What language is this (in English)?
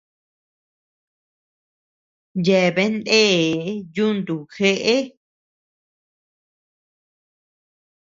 Tepeuxila Cuicatec